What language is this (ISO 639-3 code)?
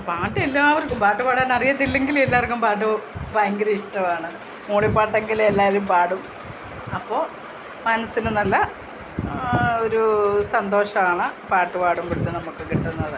mal